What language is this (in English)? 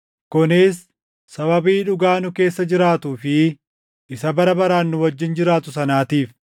Oromo